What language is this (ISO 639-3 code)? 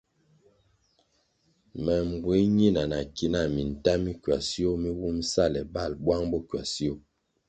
nmg